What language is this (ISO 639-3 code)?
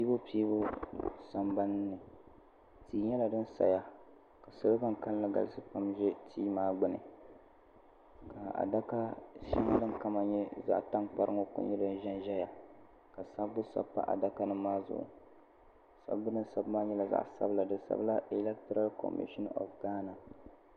dag